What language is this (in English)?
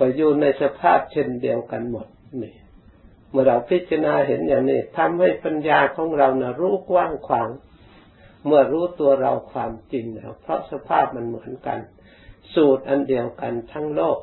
Thai